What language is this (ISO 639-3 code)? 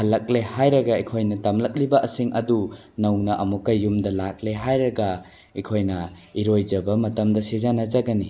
mni